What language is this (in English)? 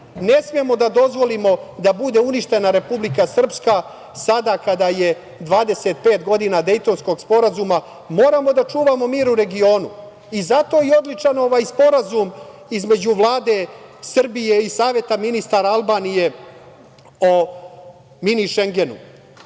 Serbian